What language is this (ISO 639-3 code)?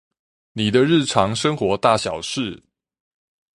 zho